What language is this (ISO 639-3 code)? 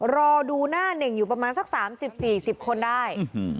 tha